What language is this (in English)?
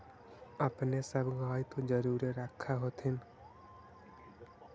Magahi